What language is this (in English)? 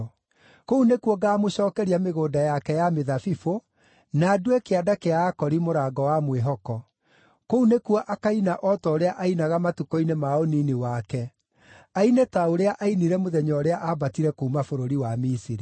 Kikuyu